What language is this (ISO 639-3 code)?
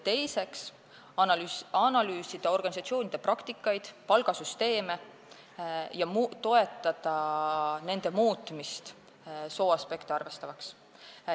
est